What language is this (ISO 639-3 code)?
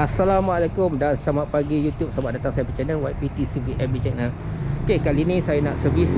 msa